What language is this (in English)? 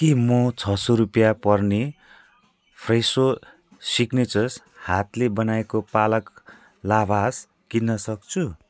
Nepali